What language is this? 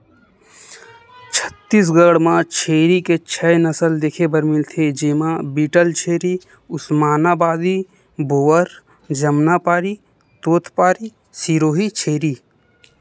Chhattisgarhi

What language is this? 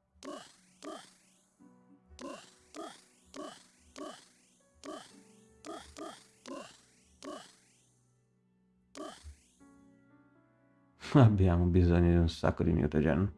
Italian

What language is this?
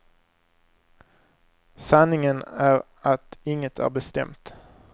Swedish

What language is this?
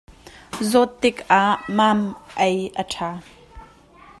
Hakha Chin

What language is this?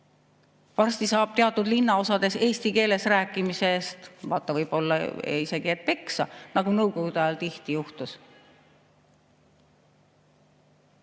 Estonian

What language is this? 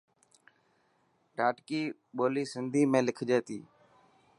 Dhatki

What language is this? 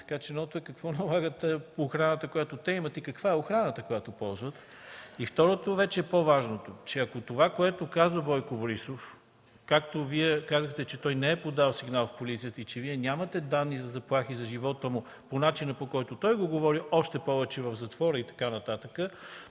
Bulgarian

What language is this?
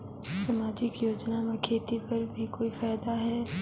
Chhattisgarhi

